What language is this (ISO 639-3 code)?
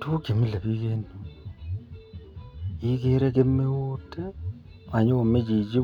kln